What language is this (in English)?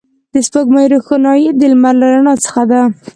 Pashto